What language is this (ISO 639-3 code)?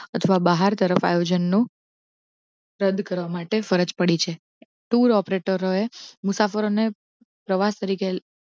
guj